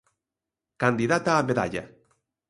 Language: Galician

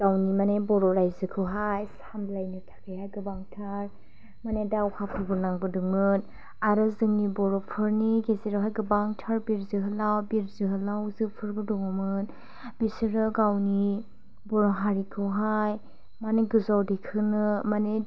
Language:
Bodo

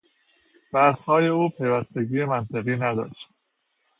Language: Persian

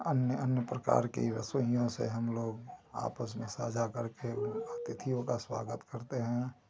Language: Hindi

